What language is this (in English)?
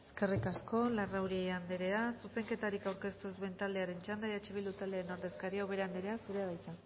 Basque